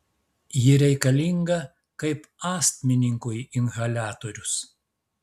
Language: Lithuanian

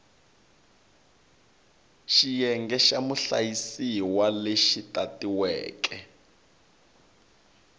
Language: Tsonga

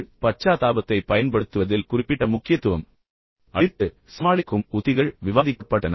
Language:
Tamil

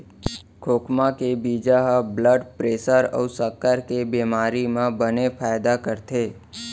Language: Chhattisgarhi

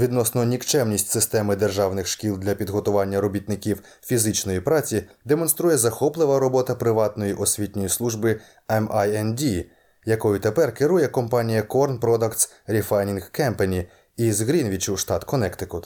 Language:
Ukrainian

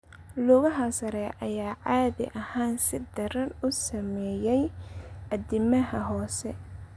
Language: Somali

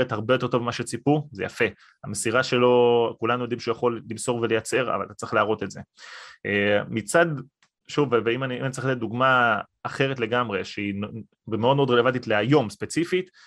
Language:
Hebrew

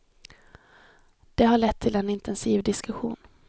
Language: Swedish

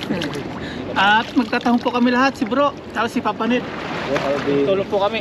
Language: Filipino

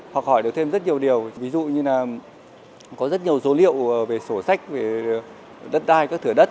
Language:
Vietnamese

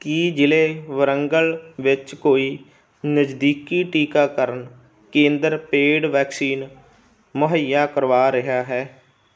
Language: Punjabi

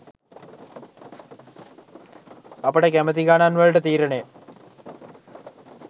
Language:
Sinhala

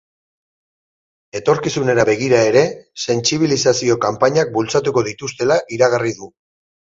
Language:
Basque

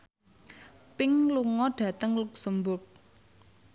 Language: Javanese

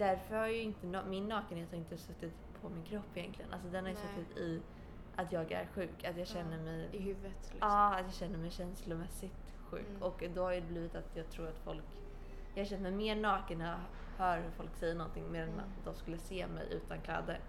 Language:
Swedish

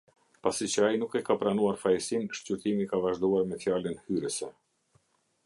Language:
Albanian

